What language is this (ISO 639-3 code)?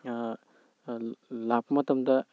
mni